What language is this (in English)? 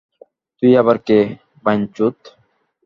Bangla